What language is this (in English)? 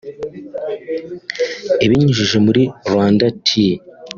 Kinyarwanda